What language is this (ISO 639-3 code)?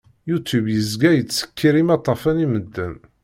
kab